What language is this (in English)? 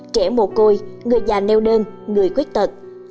Vietnamese